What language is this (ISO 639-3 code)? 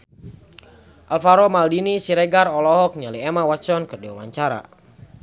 sun